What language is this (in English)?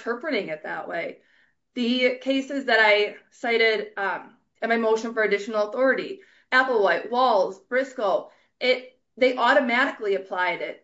English